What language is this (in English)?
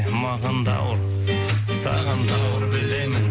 Kazakh